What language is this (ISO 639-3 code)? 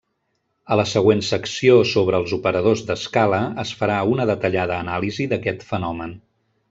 cat